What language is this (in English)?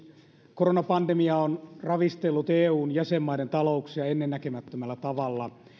Finnish